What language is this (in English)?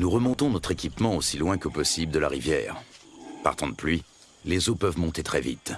French